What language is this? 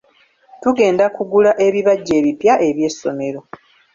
Ganda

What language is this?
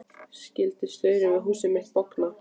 Icelandic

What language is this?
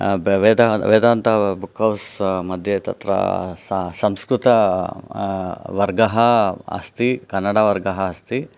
Sanskrit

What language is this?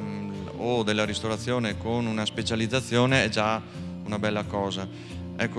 Italian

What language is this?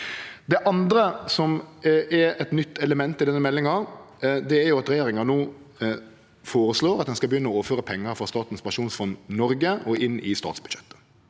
Norwegian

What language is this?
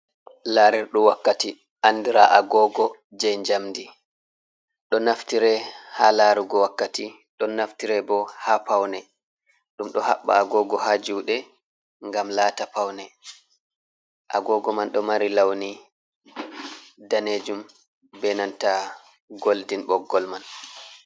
Fula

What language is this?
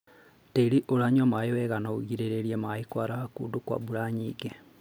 Kikuyu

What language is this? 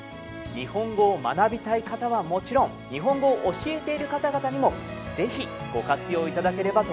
Japanese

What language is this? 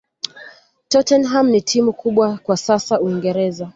Swahili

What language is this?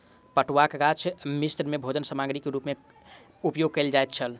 Maithili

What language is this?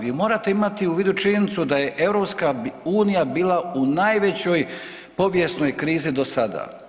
Croatian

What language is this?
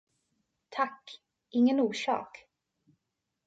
Swedish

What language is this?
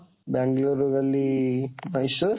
Odia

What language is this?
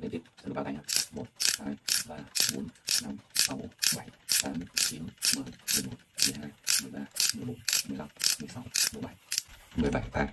Vietnamese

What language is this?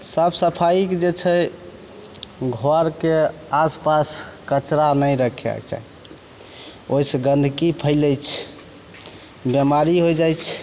Maithili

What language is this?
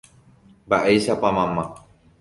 Guarani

